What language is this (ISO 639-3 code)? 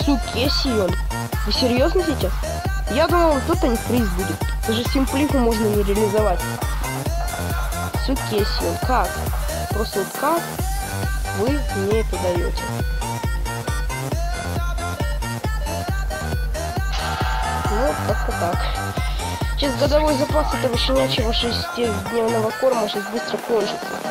rus